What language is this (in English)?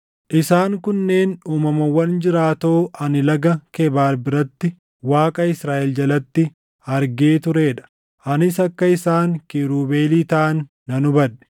Oromo